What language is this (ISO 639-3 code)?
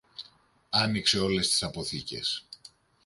ell